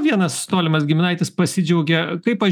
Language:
Lithuanian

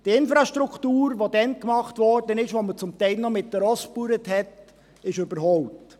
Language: Swiss German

